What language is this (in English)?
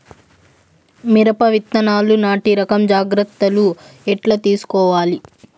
Telugu